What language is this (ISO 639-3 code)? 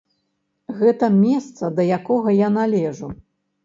bel